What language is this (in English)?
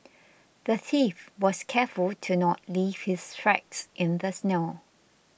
English